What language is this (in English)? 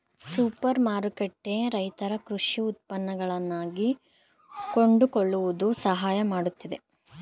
Kannada